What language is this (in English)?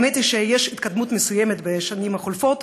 Hebrew